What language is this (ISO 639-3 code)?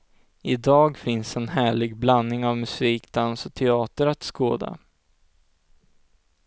swe